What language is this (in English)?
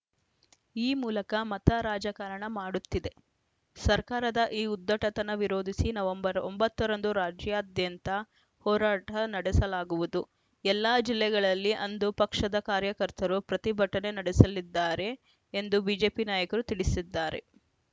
Kannada